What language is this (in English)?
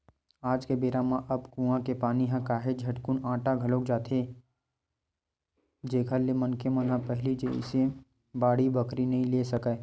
Chhattisgarhi